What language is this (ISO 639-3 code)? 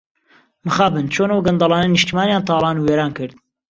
ckb